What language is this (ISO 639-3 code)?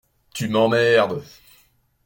fra